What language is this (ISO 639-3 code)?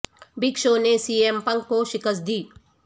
urd